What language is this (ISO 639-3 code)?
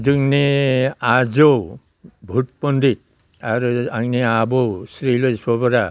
brx